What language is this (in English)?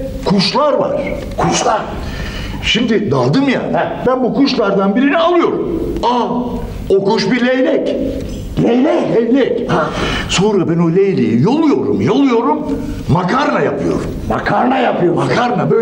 Turkish